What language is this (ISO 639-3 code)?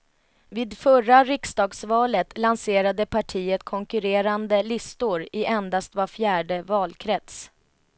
swe